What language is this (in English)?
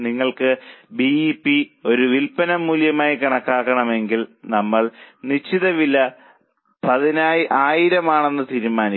Malayalam